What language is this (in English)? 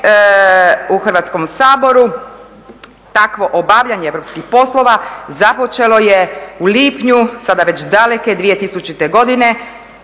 Croatian